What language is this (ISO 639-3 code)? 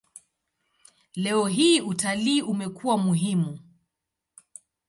swa